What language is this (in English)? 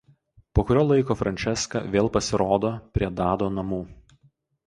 Lithuanian